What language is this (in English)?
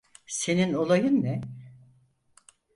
Turkish